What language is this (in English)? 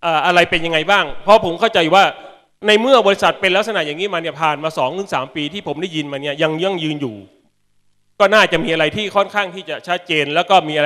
Thai